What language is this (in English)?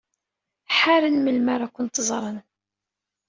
Kabyle